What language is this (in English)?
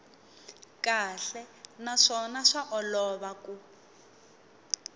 Tsonga